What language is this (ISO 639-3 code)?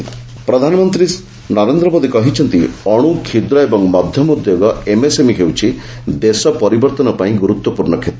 ori